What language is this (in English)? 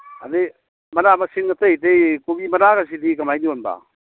Manipuri